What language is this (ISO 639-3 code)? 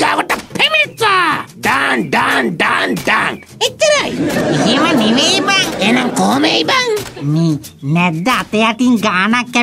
ind